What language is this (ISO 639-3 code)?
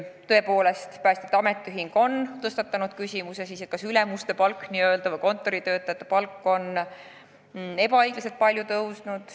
est